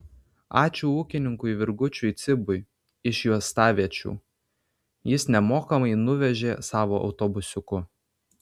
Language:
Lithuanian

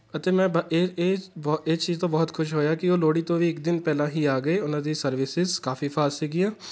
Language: Punjabi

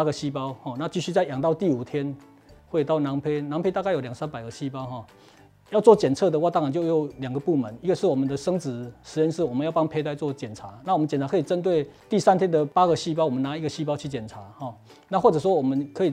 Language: Chinese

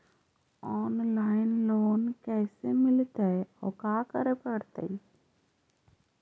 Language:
Magahi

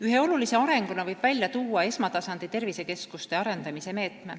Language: Estonian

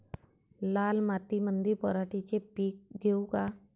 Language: Marathi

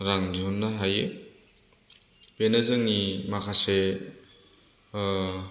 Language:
Bodo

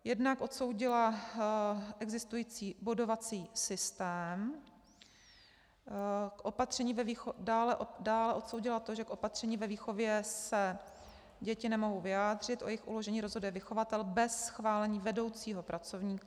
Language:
Czech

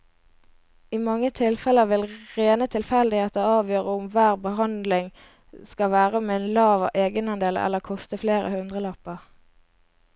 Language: Norwegian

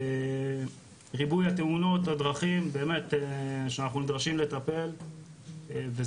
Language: Hebrew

